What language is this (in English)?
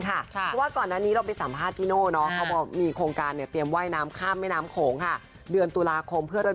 Thai